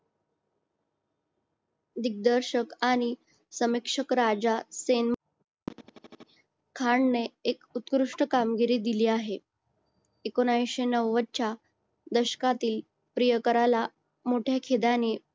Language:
Marathi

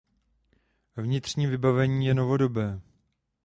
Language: Czech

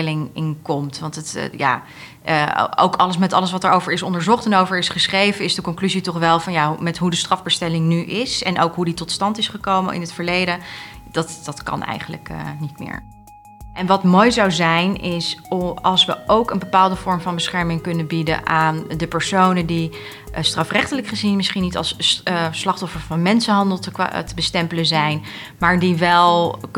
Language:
Dutch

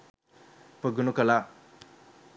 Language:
Sinhala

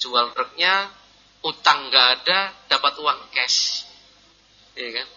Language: Indonesian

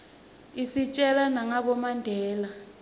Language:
Swati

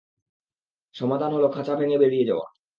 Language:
Bangla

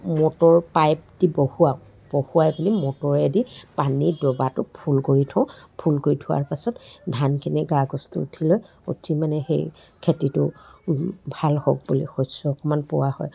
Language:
Assamese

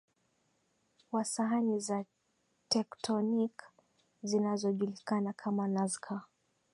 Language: Swahili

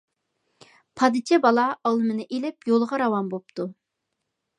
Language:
Uyghur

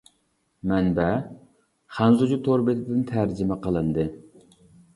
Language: Uyghur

